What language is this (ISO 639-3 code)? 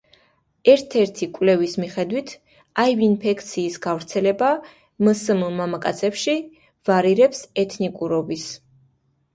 kat